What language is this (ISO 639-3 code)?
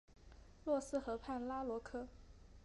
zho